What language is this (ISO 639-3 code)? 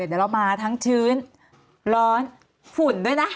tha